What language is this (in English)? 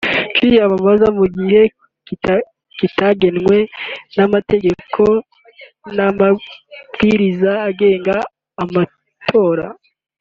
Kinyarwanda